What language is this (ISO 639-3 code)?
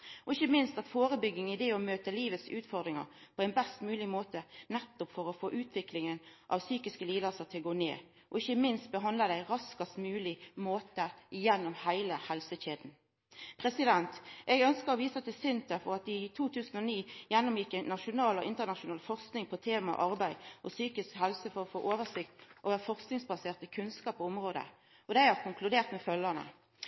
nno